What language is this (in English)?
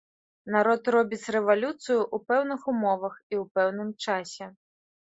Belarusian